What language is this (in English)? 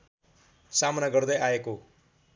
Nepali